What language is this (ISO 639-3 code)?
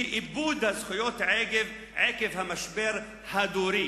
heb